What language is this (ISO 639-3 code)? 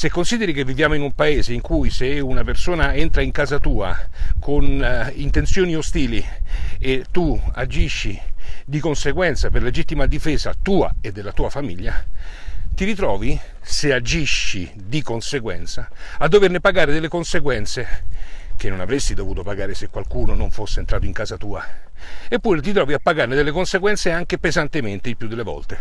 ita